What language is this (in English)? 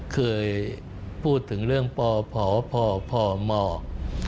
Thai